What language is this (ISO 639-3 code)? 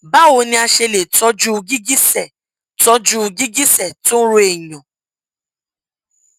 yor